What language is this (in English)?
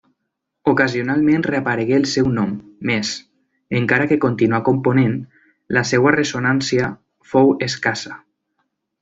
Catalan